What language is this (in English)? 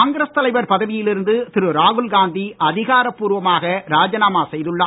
Tamil